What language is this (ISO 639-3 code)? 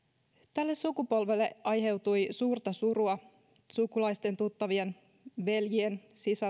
fin